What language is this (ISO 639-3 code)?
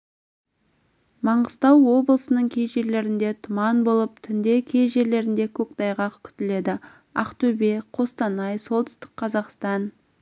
kaz